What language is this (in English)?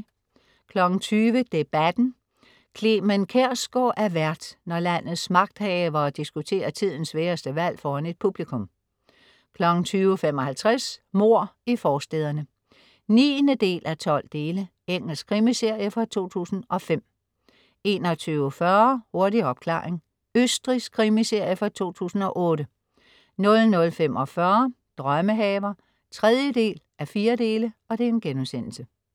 Danish